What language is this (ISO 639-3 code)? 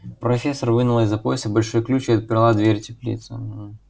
rus